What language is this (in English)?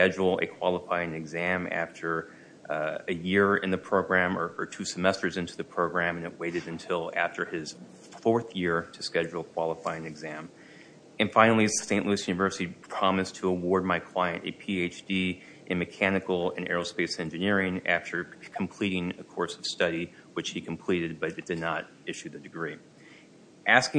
English